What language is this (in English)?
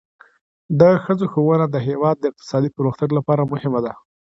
Pashto